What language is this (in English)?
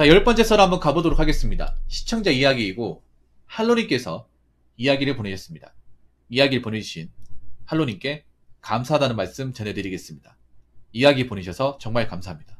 Korean